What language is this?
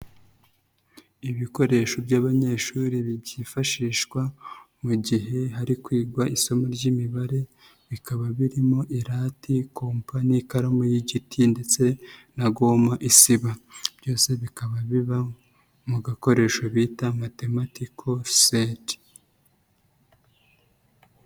Kinyarwanda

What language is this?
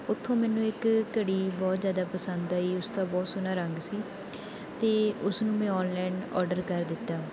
Punjabi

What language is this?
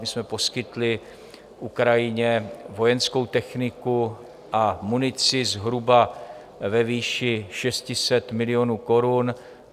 Czech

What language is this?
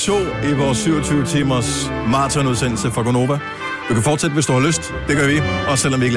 Danish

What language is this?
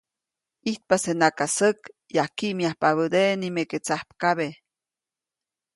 Copainalá Zoque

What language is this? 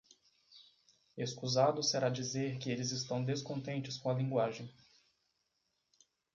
Portuguese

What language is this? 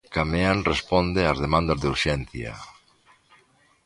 Galician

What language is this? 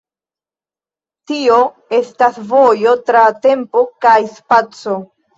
Esperanto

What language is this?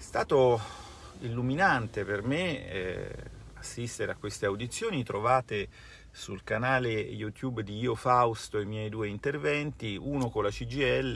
Italian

